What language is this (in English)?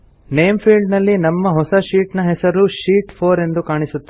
Kannada